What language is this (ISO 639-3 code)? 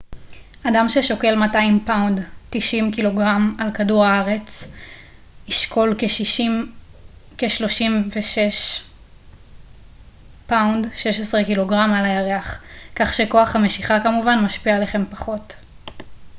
heb